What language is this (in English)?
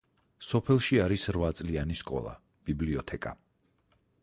Georgian